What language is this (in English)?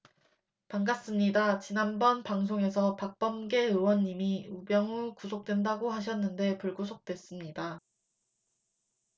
Korean